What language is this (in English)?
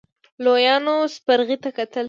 Pashto